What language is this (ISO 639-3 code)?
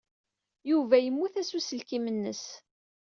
kab